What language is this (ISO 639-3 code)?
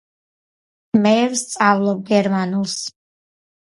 kat